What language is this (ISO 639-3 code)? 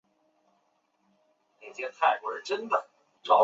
zho